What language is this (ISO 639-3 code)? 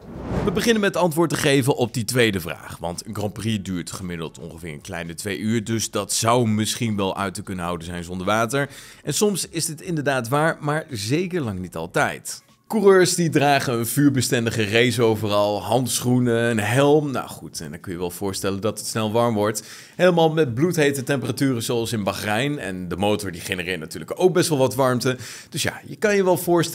nld